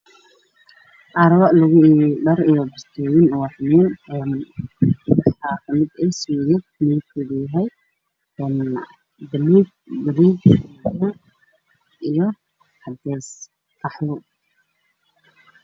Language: Somali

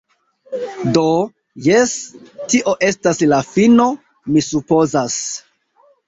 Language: Esperanto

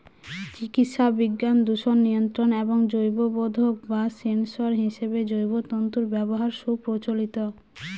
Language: Bangla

